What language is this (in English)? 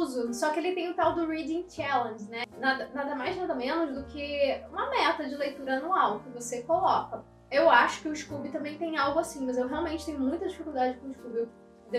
Portuguese